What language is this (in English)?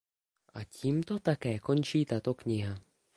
Czech